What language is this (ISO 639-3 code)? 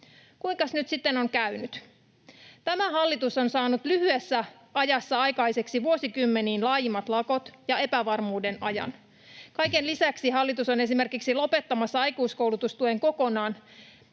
fin